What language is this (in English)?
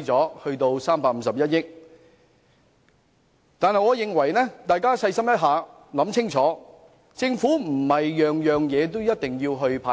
Cantonese